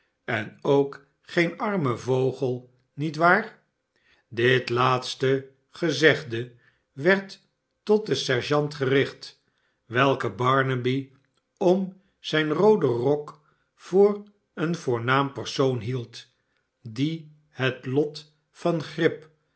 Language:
Dutch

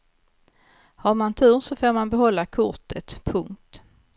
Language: Swedish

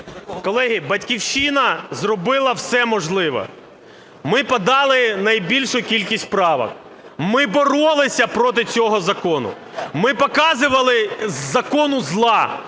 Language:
Ukrainian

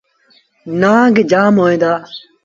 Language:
Sindhi Bhil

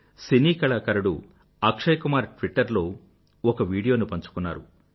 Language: Telugu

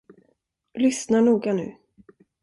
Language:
Swedish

